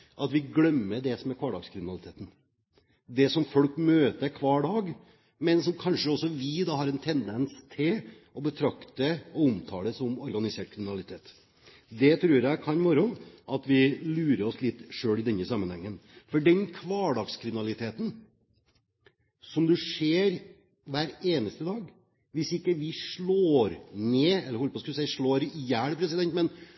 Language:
Norwegian Bokmål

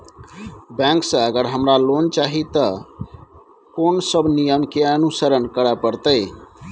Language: Maithili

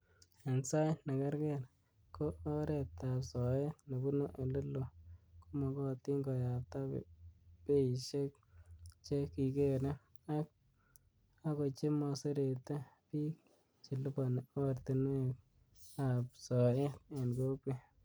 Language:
Kalenjin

